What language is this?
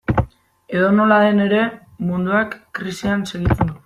Basque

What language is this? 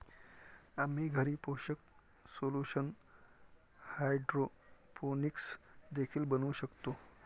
Marathi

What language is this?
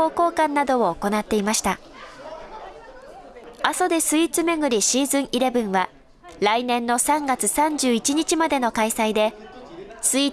Japanese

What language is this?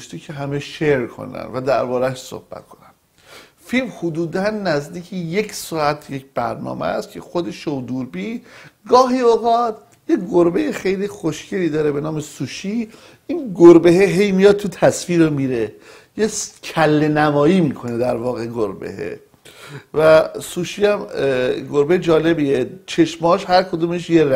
Persian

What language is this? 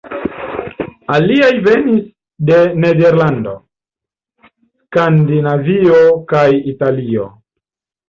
Esperanto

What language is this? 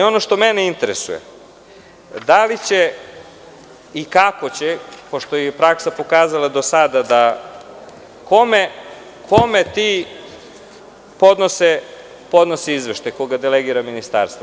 Serbian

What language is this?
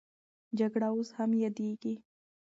Pashto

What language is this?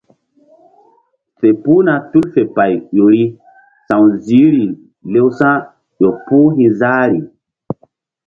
Mbum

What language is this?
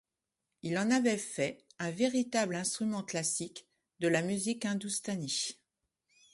French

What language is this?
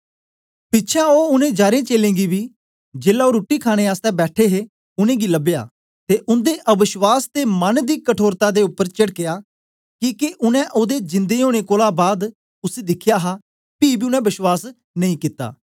Dogri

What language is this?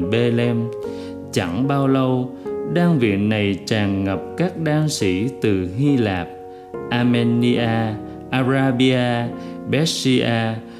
Vietnamese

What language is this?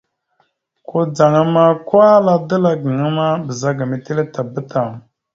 Mada (Cameroon)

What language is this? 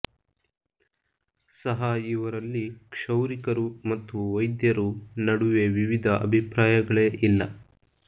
Kannada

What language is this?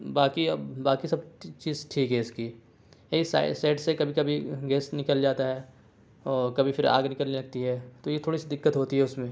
Urdu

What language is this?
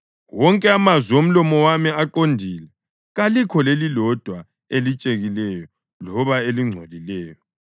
North Ndebele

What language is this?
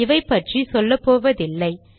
Tamil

